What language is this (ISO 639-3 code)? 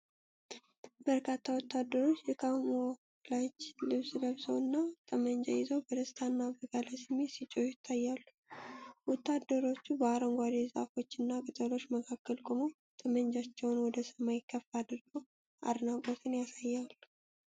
amh